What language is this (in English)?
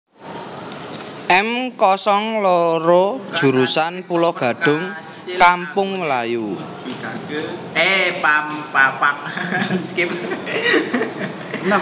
Javanese